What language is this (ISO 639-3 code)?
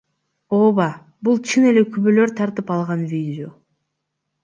kir